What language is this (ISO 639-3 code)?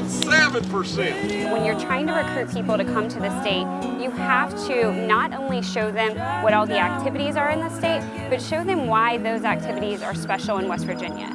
eng